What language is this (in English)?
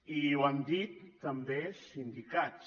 Catalan